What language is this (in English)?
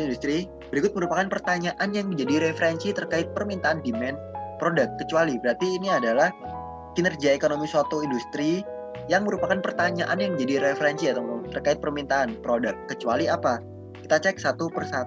Indonesian